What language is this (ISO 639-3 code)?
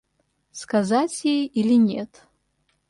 rus